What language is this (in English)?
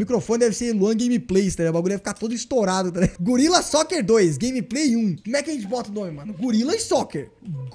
Portuguese